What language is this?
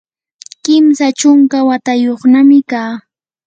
Yanahuanca Pasco Quechua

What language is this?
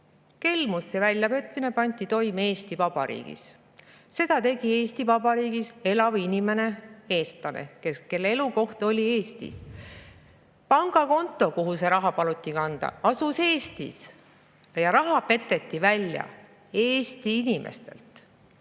Estonian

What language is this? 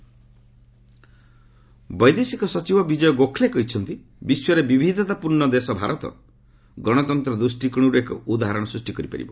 Odia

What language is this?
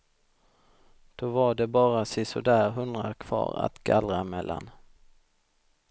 Swedish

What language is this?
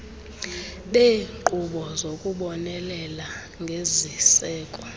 Xhosa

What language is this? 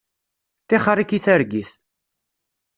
Kabyle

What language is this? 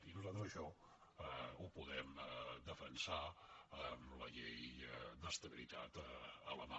Catalan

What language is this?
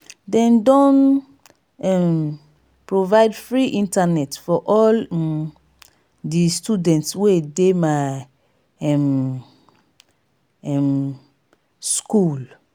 Nigerian Pidgin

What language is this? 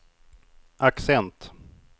Swedish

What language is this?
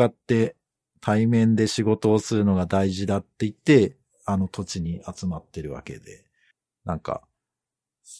Japanese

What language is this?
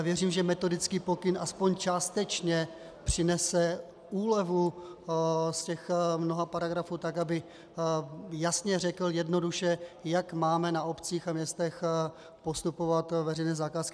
Czech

